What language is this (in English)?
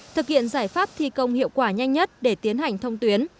Vietnamese